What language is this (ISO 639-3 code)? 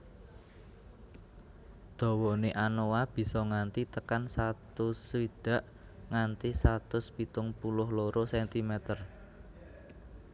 jav